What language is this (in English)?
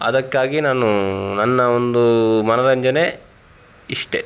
Kannada